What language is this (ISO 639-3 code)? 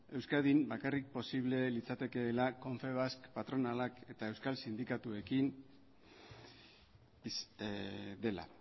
eus